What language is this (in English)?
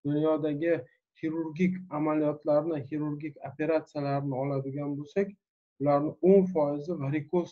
Turkish